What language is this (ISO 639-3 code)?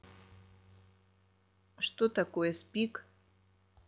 rus